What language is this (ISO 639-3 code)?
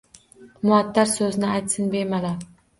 uzb